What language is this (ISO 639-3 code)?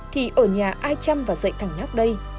vie